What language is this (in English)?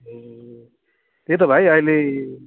Nepali